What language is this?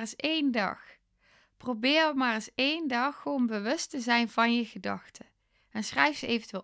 Dutch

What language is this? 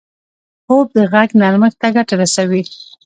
Pashto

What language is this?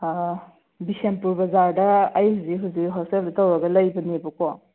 Manipuri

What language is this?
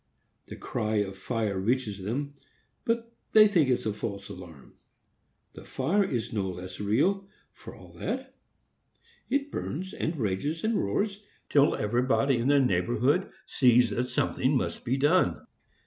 English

